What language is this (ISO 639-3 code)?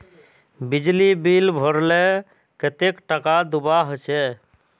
mag